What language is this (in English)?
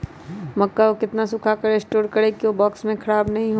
Magahi